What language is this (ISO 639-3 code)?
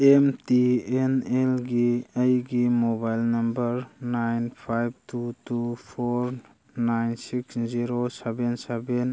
mni